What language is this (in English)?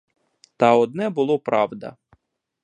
Ukrainian